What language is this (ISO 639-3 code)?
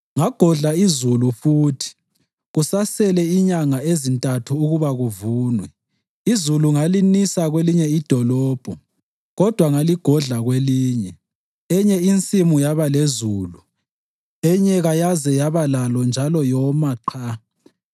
nde